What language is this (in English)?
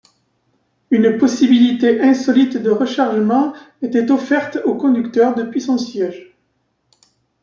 French